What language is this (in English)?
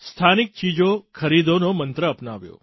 Gujarati